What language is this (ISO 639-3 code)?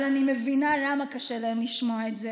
heb